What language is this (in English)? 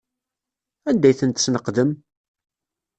Kabyle